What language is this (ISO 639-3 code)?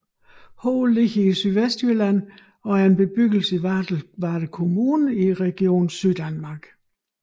dan